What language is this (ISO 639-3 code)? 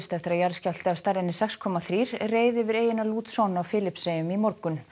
isl